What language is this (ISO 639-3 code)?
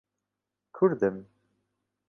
ckb